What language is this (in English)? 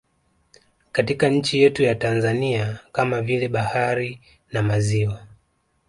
Swahili